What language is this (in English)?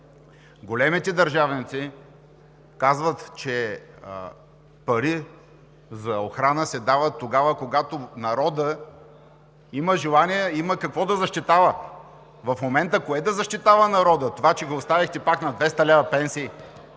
Bulgarian